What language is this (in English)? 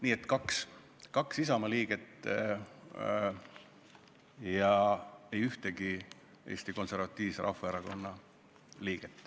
Estonian